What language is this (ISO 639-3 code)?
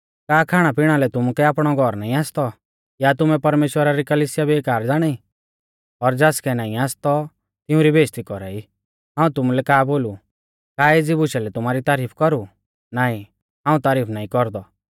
bfz